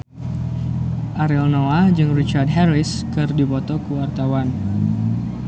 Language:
Sundanese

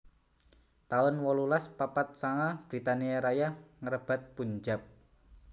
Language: Javanese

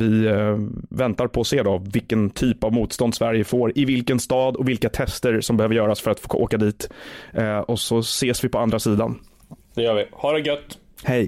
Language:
Swedish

